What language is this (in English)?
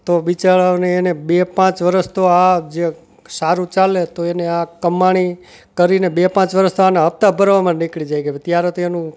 Gujarati